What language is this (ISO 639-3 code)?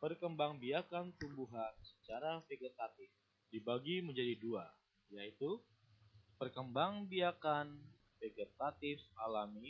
ind